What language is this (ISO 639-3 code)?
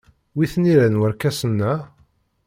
kab